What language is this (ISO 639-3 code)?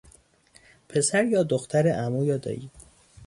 fas